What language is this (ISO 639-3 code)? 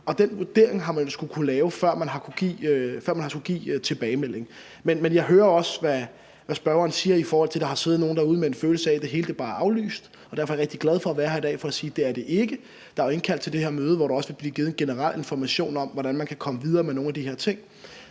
dan